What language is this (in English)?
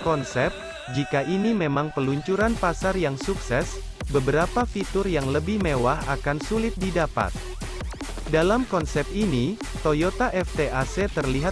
Indonesian